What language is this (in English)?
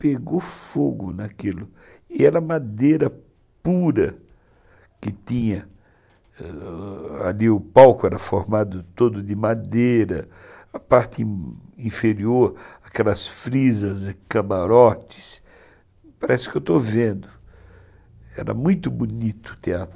Portuguese